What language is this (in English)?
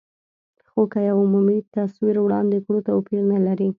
Pashto